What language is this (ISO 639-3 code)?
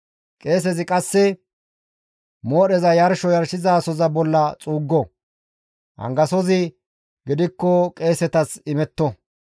gmv